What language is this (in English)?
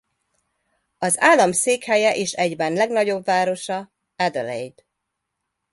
Hungarian